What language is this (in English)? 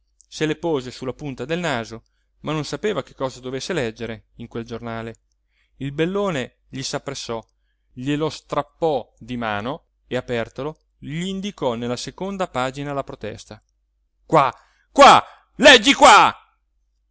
Italian